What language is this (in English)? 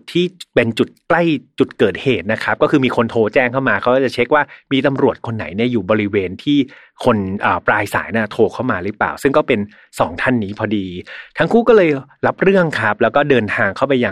Thai